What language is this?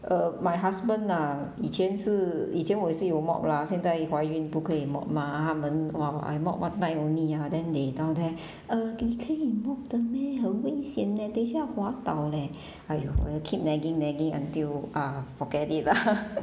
English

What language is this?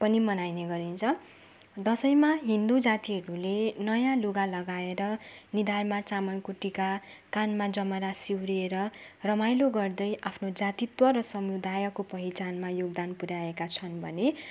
Nepali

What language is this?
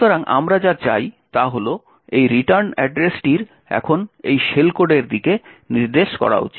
Bangla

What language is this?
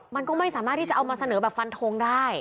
Thai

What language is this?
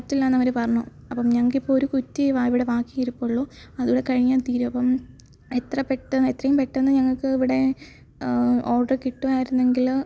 Malayalam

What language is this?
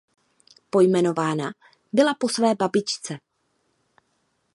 Czech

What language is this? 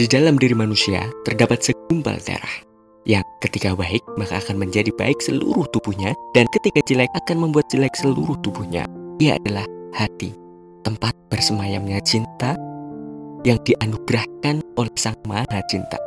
Indonesian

